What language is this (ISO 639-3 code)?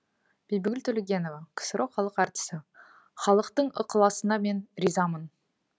kaz